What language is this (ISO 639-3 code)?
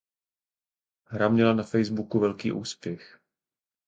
ces